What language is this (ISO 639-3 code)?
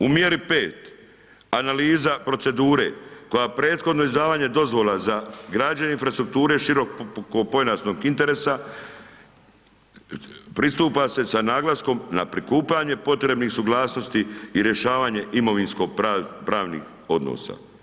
hrv